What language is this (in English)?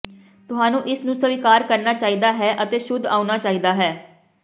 Punjabi